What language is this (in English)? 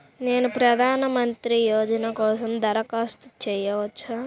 Telugu